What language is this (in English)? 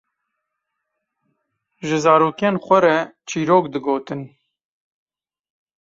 Kurdish